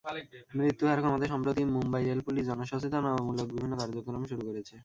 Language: Bangla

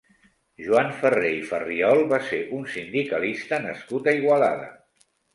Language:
Catalan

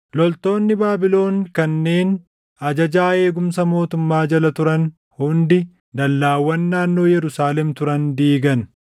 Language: Oromo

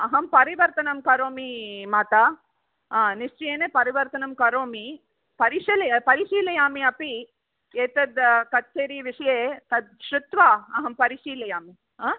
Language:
Sanskrit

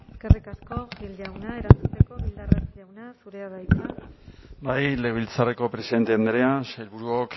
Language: Basque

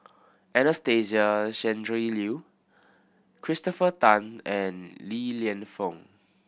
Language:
English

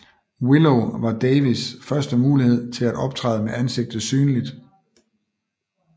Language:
Danish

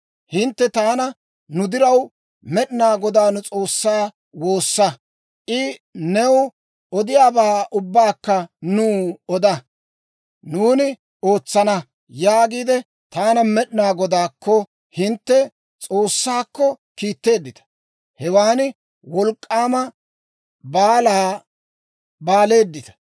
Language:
Dawro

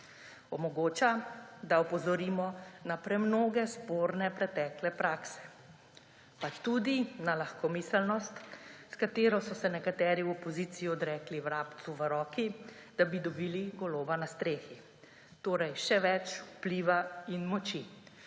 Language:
Slovenian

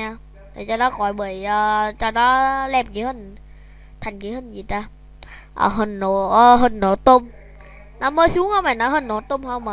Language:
Vietnamese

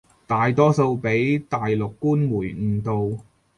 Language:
Cantonese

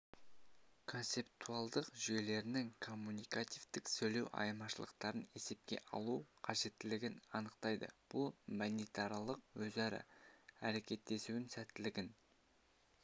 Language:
Kazakh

